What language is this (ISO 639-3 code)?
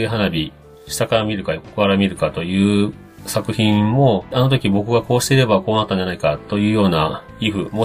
jpn